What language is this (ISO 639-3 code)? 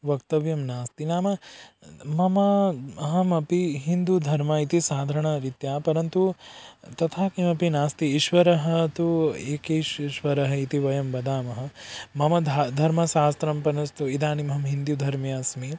san